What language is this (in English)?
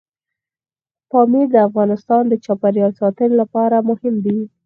Pashto